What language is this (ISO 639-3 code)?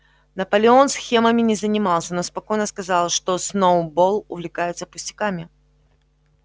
rus